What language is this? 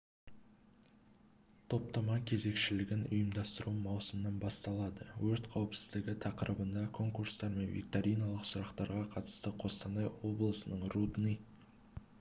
Kazakh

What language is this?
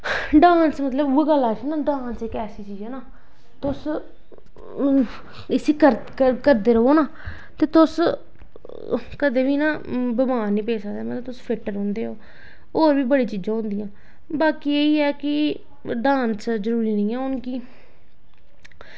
Dogri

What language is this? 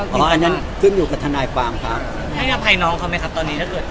Thai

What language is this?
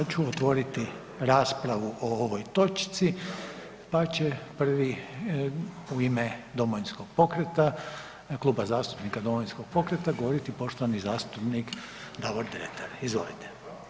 Croatian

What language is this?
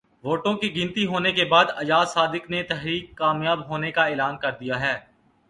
Urdu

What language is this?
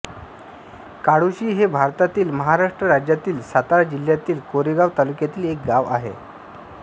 Marathi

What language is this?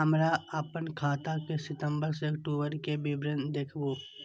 Maithili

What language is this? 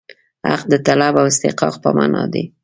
Pashto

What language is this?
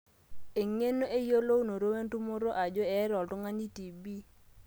Masai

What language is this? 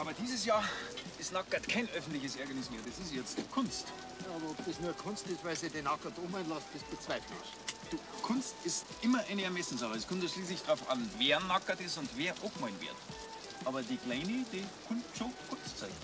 German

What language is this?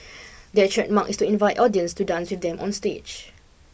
English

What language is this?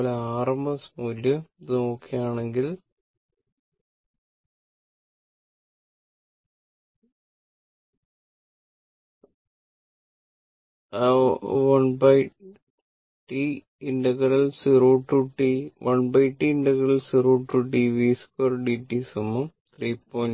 Malayalam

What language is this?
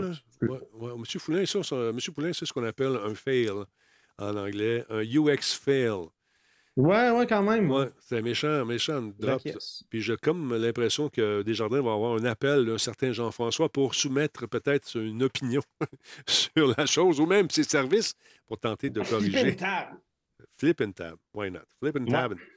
French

